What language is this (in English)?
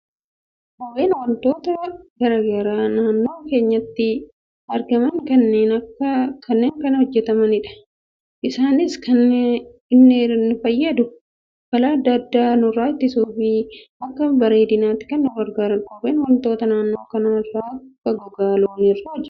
Oromo